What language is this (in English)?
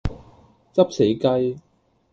Cantonese